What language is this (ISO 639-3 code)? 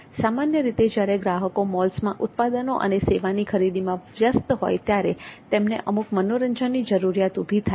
guj